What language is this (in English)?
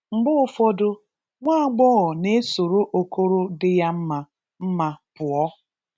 Igbo